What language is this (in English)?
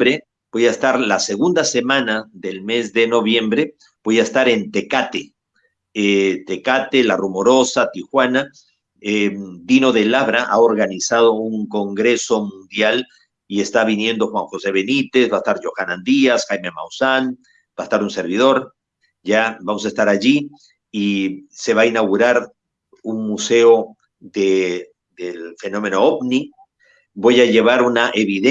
Spanish